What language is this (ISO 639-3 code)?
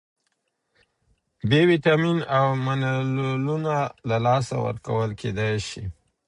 pus